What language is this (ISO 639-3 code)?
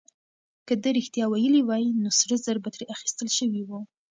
pus